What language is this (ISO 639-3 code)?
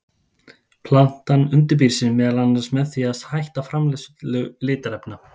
isl